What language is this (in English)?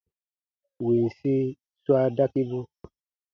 Baatonum